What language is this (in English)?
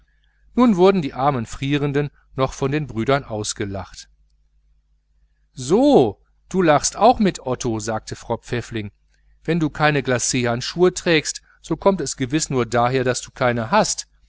German